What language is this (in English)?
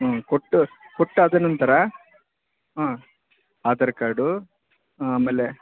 Kannada